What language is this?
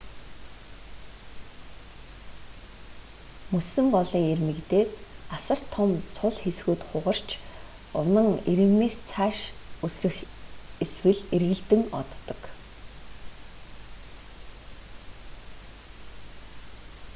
Mongolian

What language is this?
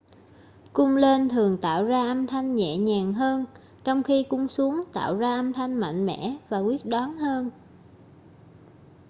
Vietnamese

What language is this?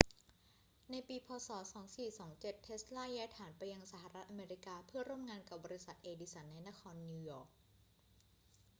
Thai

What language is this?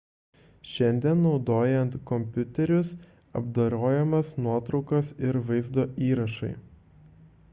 Lithuanian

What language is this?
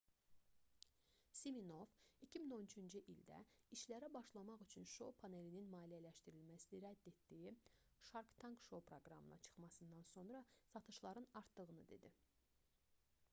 Azerbaijani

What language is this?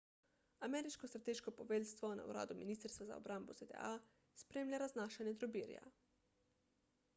Slovenian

